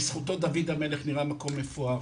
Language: Hebrew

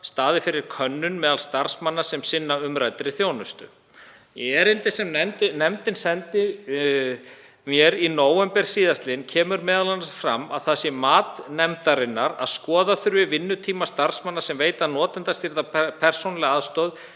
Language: Icelandic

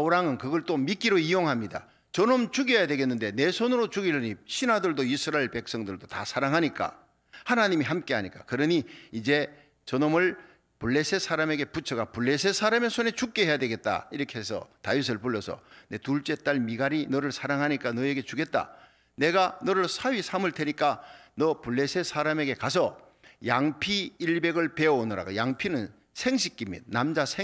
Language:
Korean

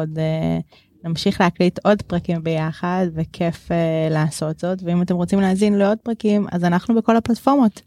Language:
Hebrew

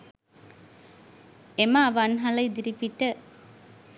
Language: Sinhala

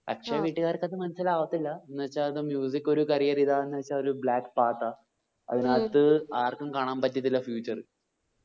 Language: Malayalam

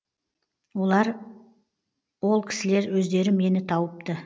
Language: Kazakh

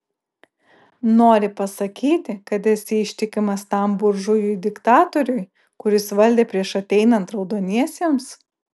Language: Lithuanian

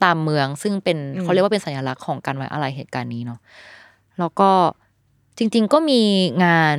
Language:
Thai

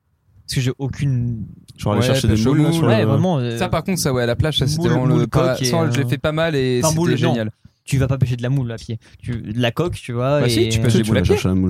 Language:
French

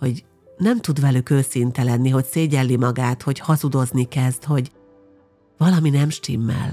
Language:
Hungarian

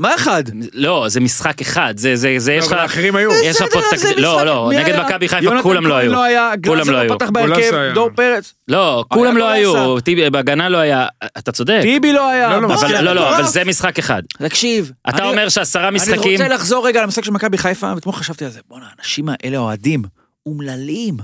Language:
Hebrew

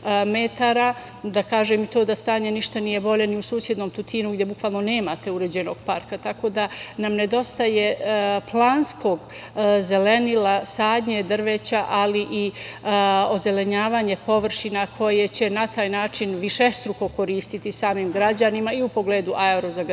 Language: Serbian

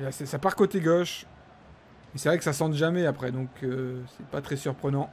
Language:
French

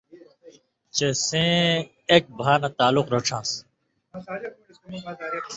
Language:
Indus Kohistani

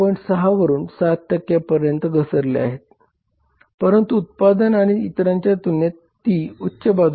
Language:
Marathi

